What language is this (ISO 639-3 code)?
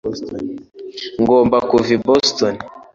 kin